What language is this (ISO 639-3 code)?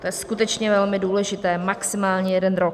ces